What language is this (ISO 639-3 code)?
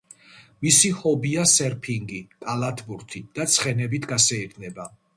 kat